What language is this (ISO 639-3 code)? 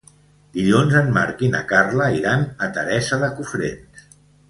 cat